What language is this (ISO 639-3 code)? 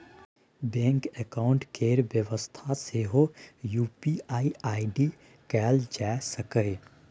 mai